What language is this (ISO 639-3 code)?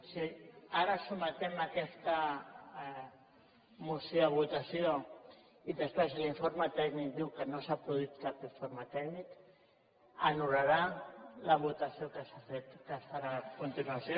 cat